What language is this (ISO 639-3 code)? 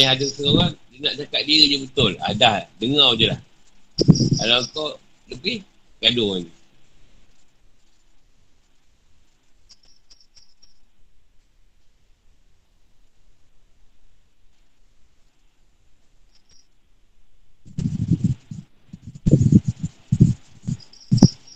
msa